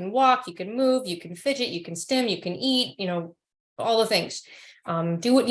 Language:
English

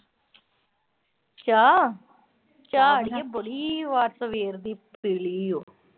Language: Punjabi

